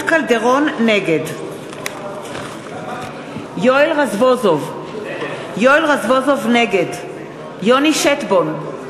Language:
Hebrew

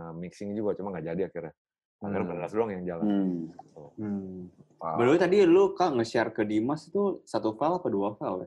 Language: Indonesian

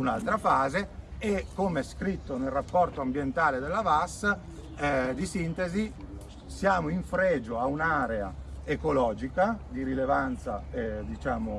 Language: Italian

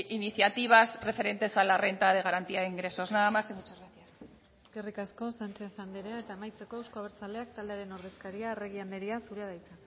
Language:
Basque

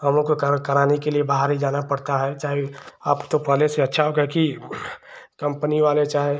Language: Hindi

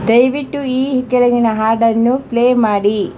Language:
Kannada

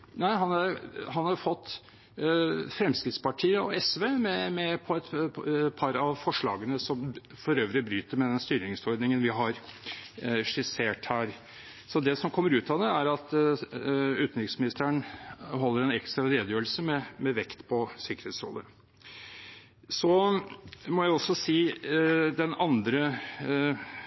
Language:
Norwegian Bokmål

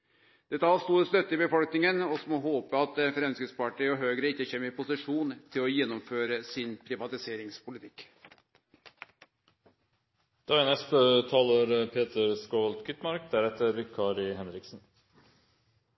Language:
Norwegian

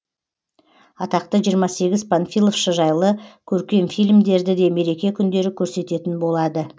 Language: Kazakh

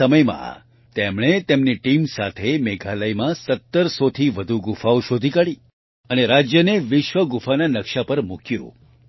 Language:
Gujarati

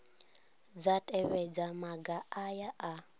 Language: Venda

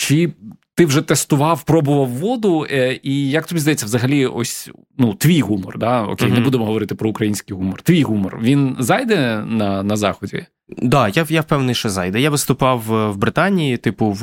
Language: Ukrainian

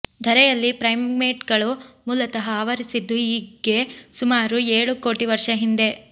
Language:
Kannada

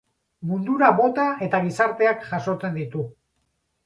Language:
Basque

